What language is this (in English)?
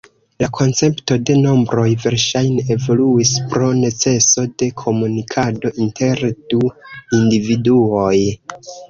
Esperanto